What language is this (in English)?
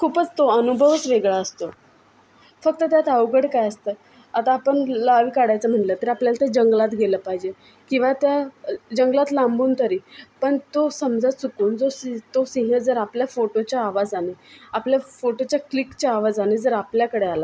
Marathi